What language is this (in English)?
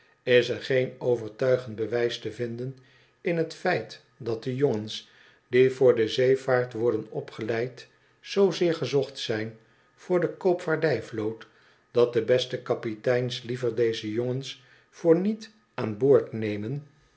Dutch